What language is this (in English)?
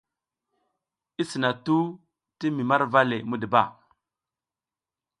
South Giziga